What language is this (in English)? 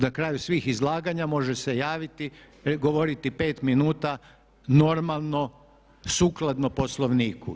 Croatian